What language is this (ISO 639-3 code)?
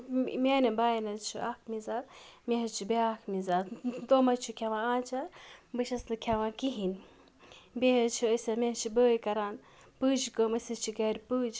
kas